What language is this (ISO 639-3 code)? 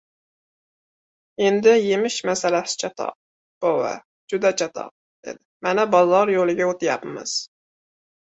uzb